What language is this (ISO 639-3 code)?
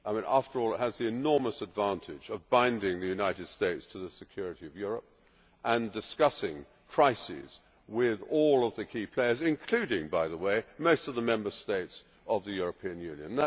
eng